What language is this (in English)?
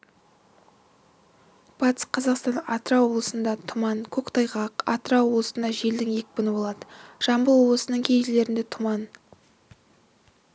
Kazakh